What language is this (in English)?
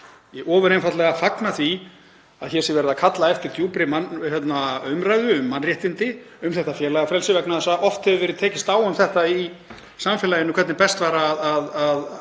Icelandic